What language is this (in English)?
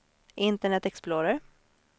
Swedish